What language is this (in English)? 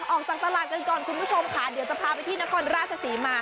Thai